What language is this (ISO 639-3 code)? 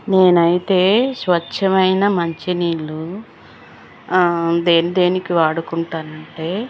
tel